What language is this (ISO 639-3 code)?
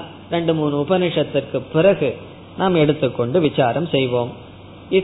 tam